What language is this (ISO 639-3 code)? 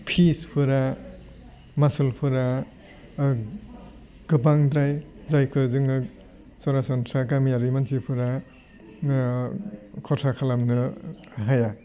brx